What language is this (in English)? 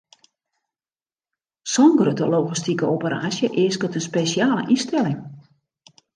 Western Frisian